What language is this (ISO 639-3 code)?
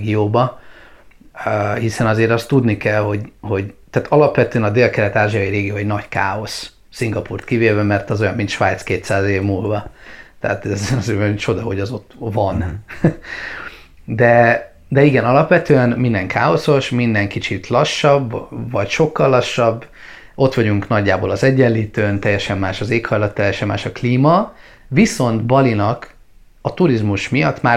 hun